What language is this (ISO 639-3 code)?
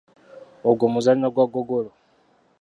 lug